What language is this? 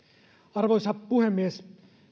Finnish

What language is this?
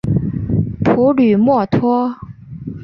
Chinese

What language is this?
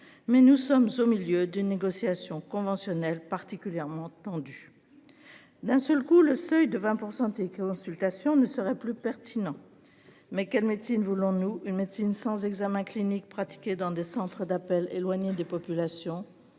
French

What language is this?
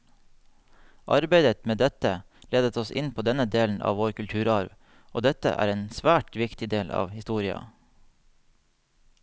Norwegian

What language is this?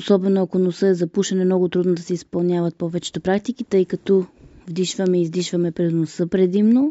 Bulgarian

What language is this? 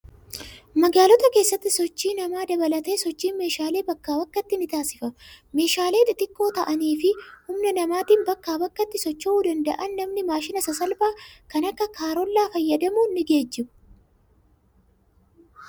Oromo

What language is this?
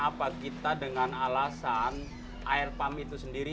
Indonesian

